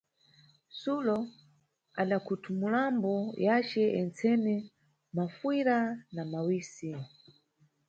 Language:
Nyungwe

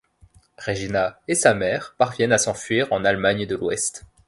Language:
French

